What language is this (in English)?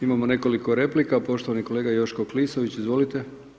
Croatian